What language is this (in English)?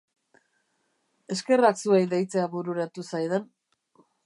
Basque